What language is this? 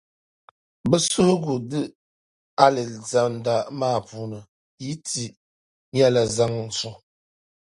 Dagbani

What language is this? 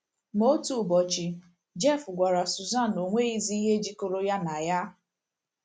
Igbo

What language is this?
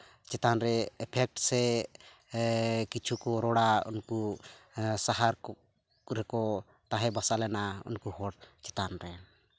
Santali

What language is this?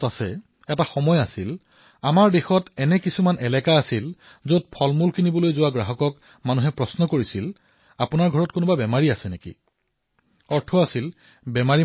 Assamese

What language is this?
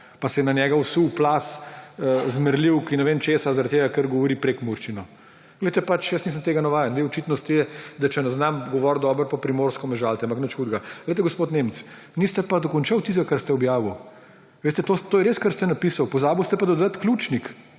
Slovenian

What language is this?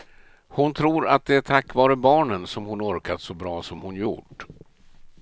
Swedish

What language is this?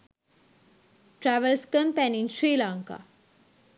Sinhala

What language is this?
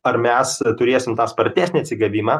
Lithuanian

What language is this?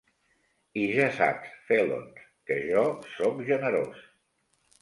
Catalan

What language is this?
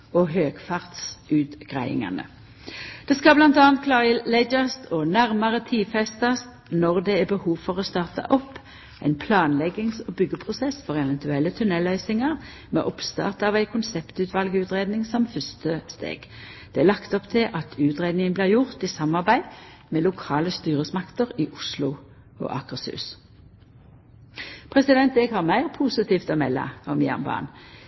Norwegian Nynorsk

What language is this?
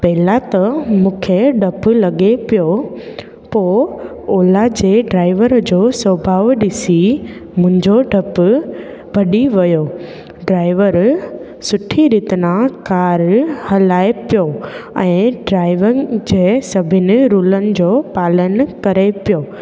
Sindhi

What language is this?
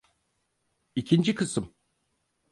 Turkish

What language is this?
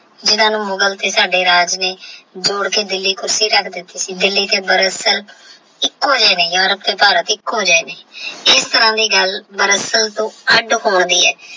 Punjabi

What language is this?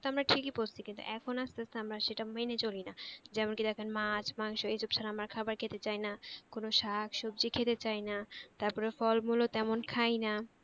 Bangla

